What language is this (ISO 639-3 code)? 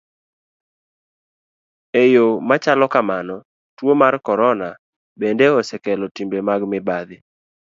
luo